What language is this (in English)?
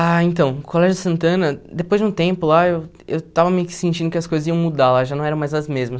Portuguese